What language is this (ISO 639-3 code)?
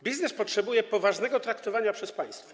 pol